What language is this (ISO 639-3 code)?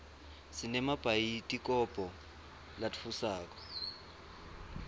ssw